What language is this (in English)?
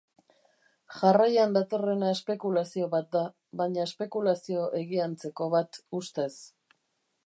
Basque